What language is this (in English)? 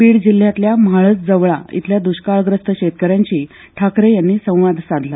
Marathi